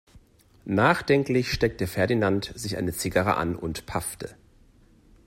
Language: German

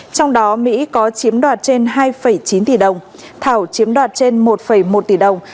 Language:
Vietnamese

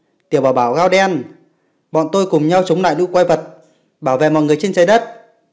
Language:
Vietnamese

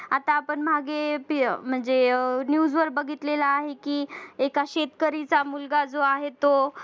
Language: Marathi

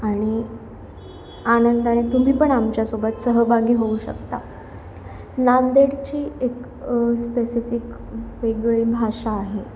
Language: Marathi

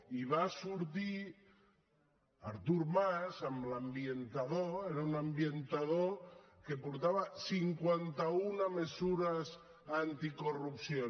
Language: Catalan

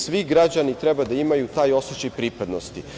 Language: Serbian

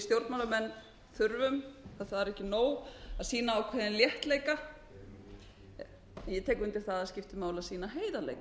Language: Icelandic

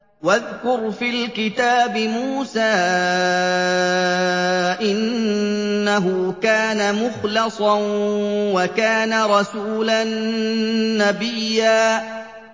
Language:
Arabic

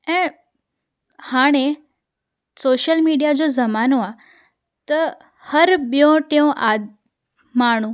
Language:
Sindhi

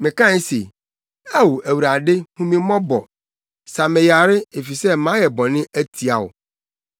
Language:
Akan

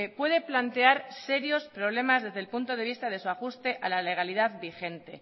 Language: Spanish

